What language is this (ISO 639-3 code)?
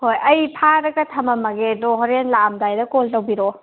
mni